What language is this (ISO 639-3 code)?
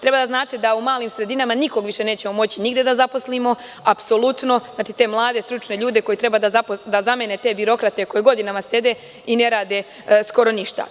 srp